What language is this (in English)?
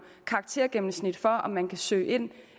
Danish